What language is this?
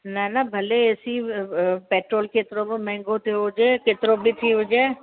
Sindhi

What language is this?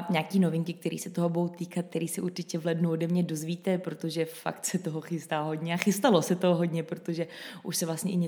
Czech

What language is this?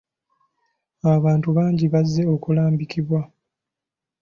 Ganda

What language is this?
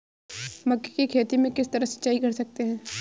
Hindi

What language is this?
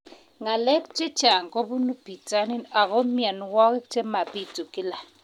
Kalenjin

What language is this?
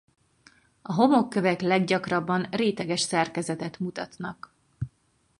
Hungarian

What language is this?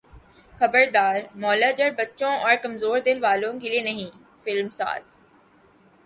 Urdu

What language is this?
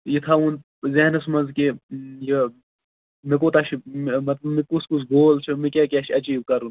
Kashmiri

